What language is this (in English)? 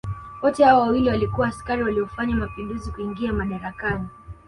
Swahili